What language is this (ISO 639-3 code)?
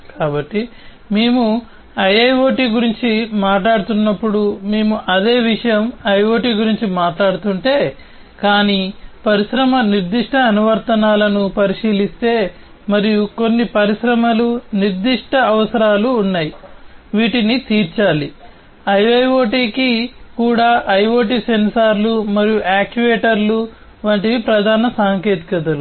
tel